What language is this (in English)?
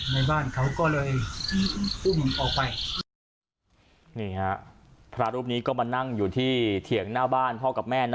Thai